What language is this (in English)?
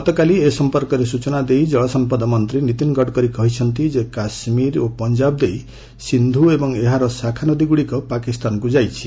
Odia